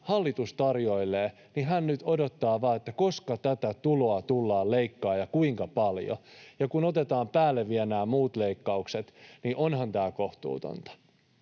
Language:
Finnish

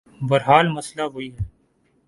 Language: Urdu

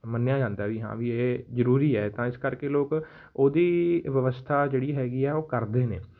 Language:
Punjabi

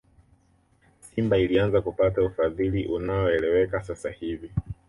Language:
Swahili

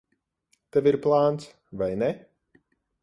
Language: Latvian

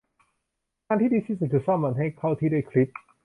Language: Thai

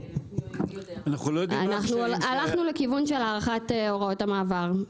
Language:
Hebrew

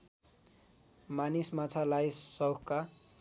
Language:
Nepali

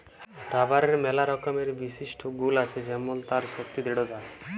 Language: Bangla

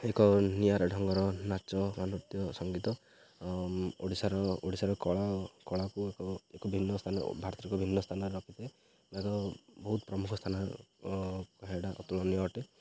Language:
Odia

